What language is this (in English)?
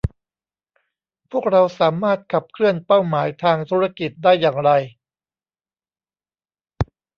Thai